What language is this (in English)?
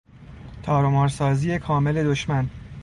Persian